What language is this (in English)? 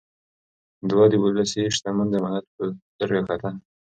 Pashto